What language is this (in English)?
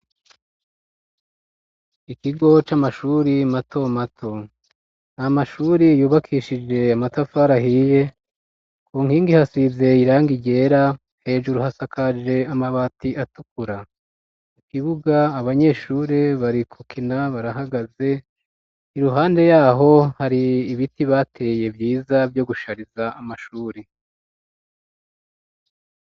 Rundi